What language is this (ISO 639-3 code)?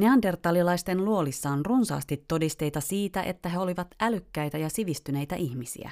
fin